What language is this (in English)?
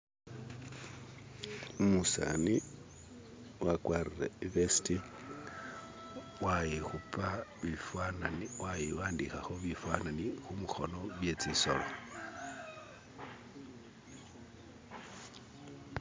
Masaaba